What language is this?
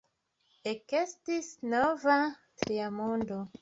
Esperanto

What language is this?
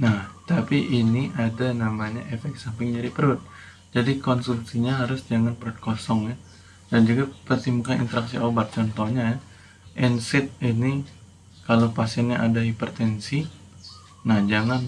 Indonesian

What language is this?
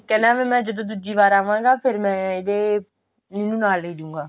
Punjabi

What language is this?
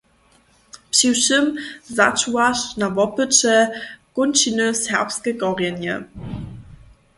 Upper Sorbian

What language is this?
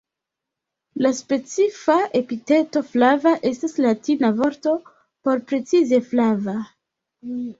Esperanto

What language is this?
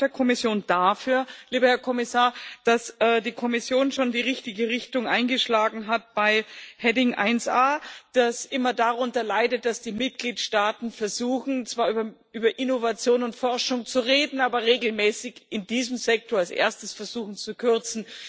German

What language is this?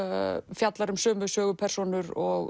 Icelandic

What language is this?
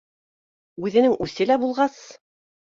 Bashkir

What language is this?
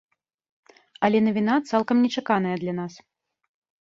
Belarusian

